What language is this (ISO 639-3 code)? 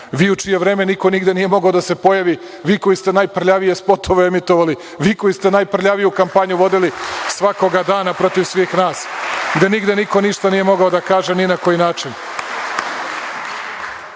srp